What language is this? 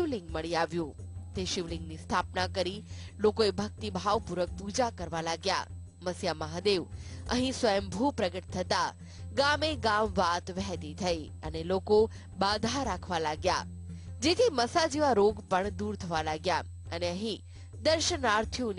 Gujarati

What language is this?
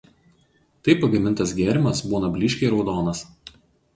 Lithuanian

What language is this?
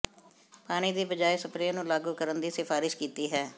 Punjabi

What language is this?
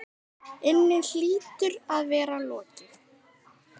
Icelandic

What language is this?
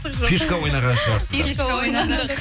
Kazakh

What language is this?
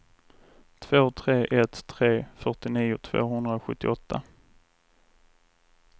Swedish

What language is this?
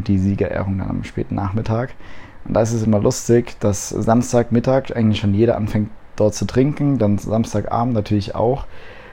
German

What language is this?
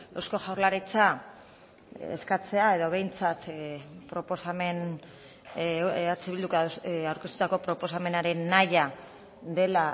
Basque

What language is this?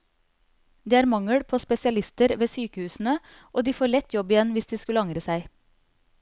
Norwegian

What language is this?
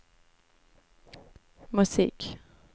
Swedish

